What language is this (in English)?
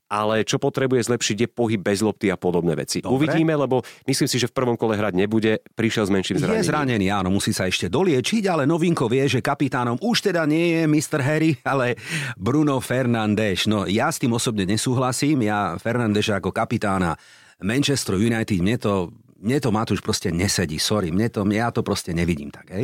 Slovak